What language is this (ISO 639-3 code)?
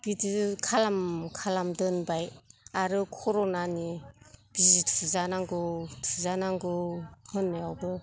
brx